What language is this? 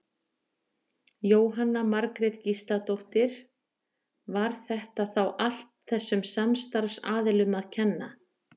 Icelandic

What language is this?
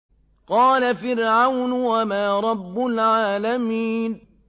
Arabic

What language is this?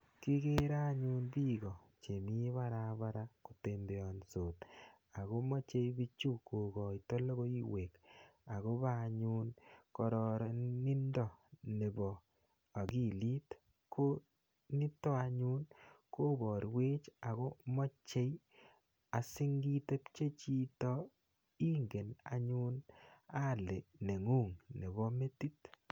Kalenjin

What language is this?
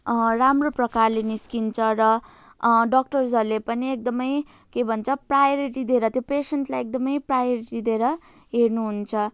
Nepali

